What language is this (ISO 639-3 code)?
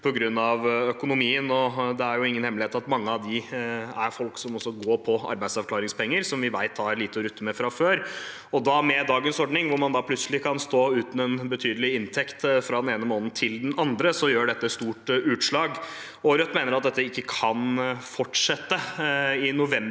nor